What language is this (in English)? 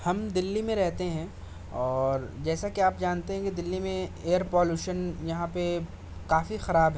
Urdu